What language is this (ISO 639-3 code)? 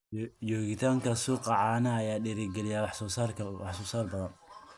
som